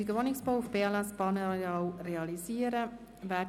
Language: Swiss German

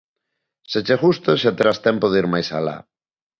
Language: Galician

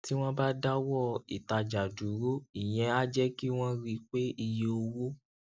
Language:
Yoruba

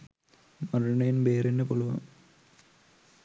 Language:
Sinhala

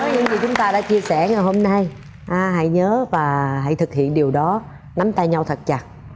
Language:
Vietnamese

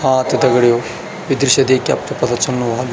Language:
Garhwali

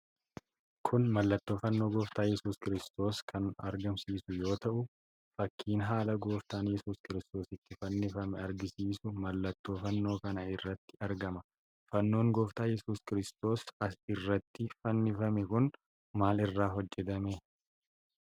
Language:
Oromo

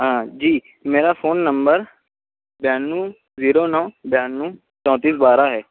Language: Urdu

